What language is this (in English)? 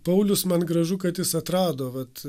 Lithuanian